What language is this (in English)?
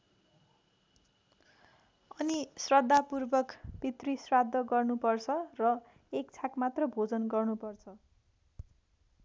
Nepali